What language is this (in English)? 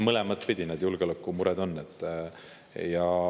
Estonian